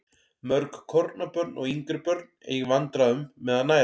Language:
Icelandic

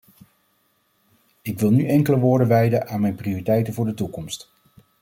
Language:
Dutch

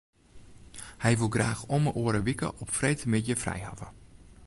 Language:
Western Frisian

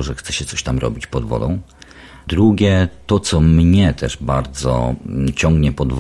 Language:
Polish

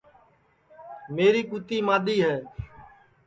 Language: Sansi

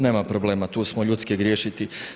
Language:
Croatian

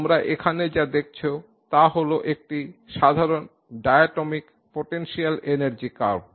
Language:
Bangla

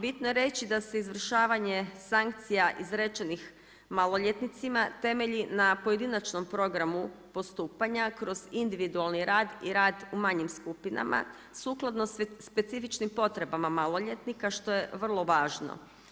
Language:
Croatian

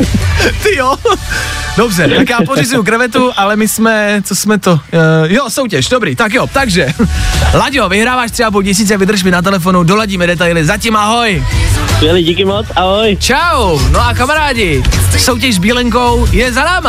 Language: Czech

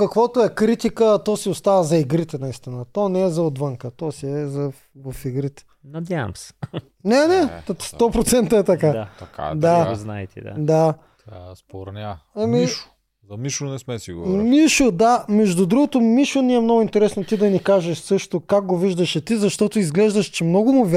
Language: Bulgarian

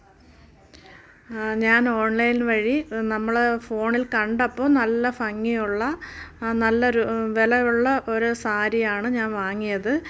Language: Malayalam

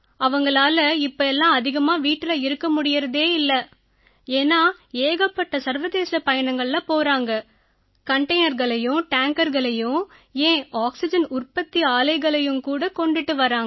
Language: Tamil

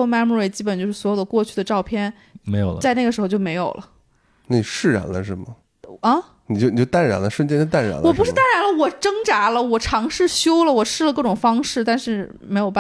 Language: Chinese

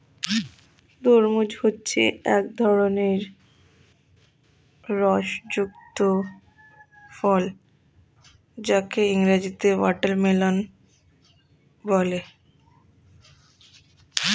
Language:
Bangla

